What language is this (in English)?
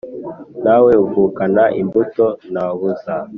Kinyarwanda